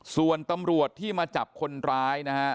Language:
Thai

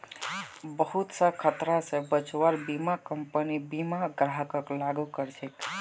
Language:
Magahi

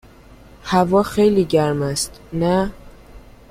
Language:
Persian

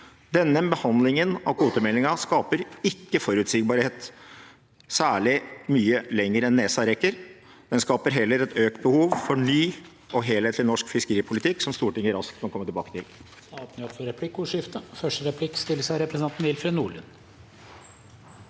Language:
Norwegian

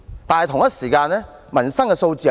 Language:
Cantonese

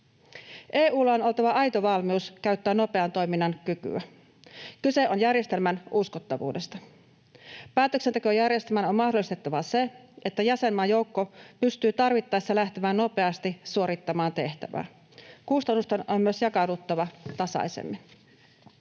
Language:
Finnish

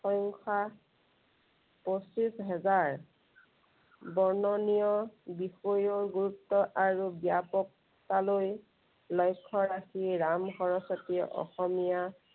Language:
Assamese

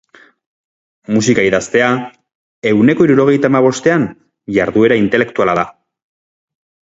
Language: Basque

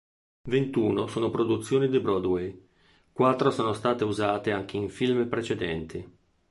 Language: Italian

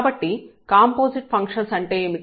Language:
Telugu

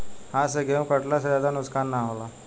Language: Bhojpuri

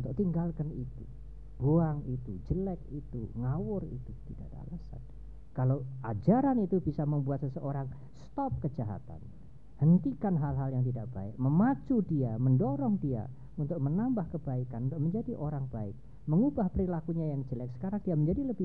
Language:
Indonesian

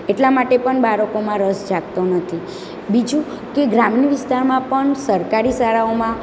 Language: Gujarati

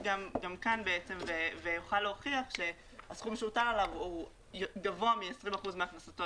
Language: Hebrew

